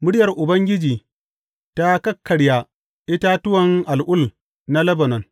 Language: Hausa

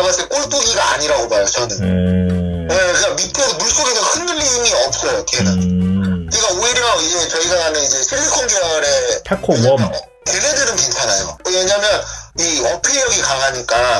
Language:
Korean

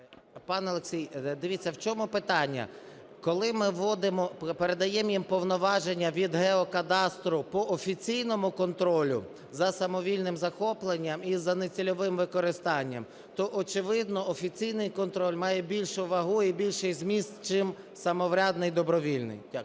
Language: Ukrainian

